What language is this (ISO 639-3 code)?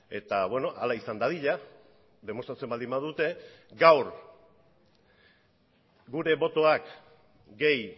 eus